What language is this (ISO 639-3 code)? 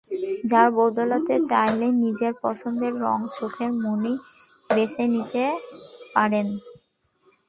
ben